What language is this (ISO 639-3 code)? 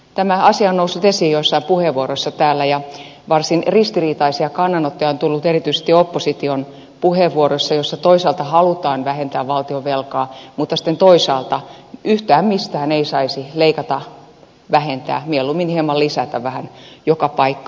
fin